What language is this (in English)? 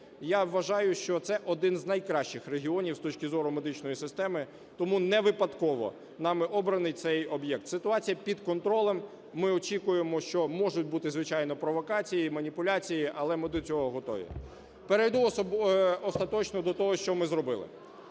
Ukrainian